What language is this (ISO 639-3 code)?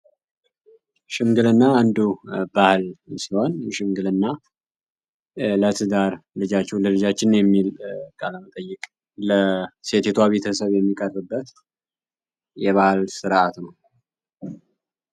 amh